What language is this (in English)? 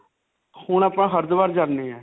Punjabi